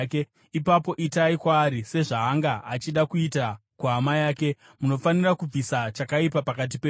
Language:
Shona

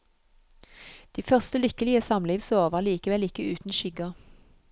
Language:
Norwegian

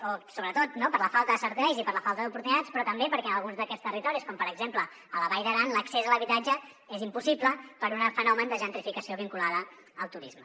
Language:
Catalan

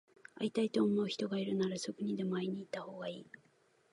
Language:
Japanese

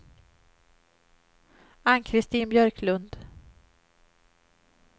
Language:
Swedish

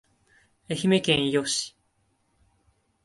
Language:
Japanese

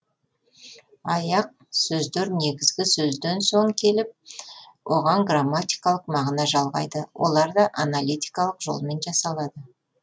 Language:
Kazakh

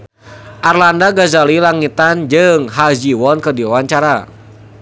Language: Sundanese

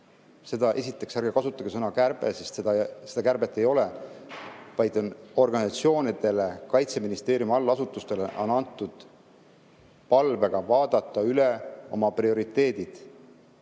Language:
Estonian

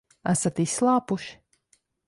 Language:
Latvian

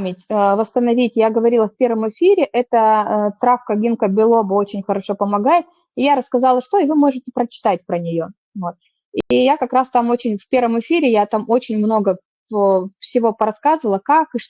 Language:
Russian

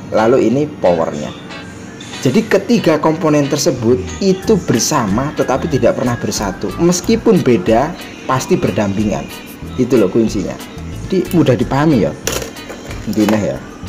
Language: Indonesian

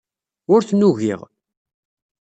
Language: Kabyle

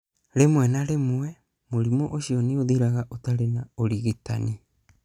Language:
Kikuyu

